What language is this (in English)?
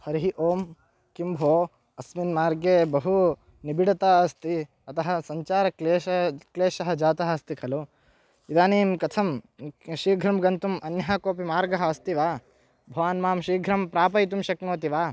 Sanskrit